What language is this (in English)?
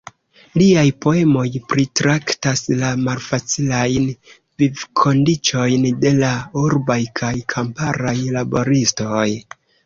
Esperanto